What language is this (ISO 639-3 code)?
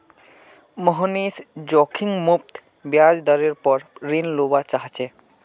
mag